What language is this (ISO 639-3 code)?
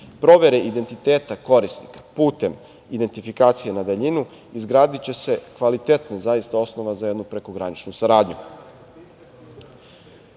srp